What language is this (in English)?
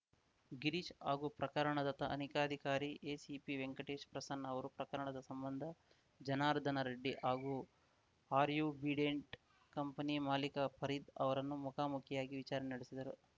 Kannada